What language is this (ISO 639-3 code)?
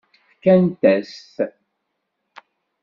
kab